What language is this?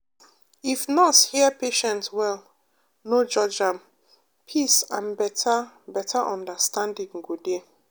Nigerian Pidgin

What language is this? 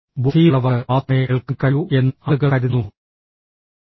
Malayalam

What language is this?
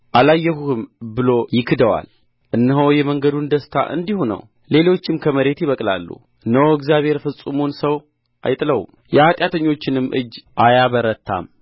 Amharic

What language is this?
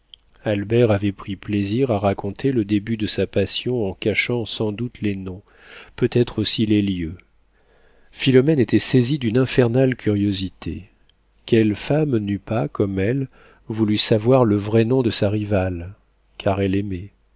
French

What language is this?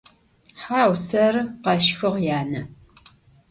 Adyghe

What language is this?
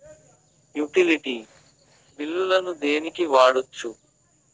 Telugu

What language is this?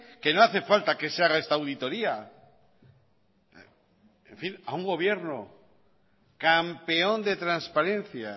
Spanish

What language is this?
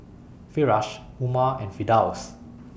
English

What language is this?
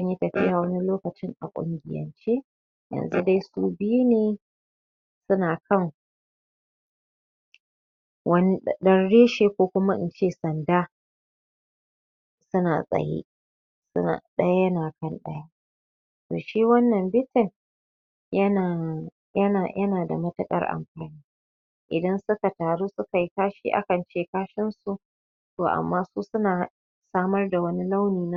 Hausa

